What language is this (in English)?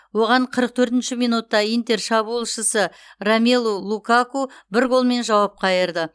Kazakh